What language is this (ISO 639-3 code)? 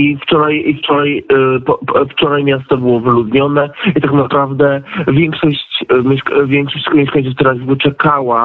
pol